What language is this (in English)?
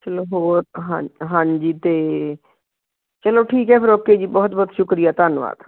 Punjabi